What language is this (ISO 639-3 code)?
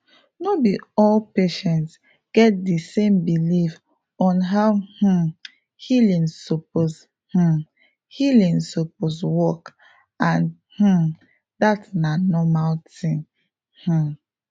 pcm